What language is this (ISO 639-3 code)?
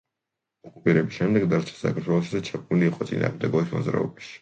kat